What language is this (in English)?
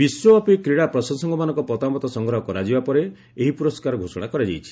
Odia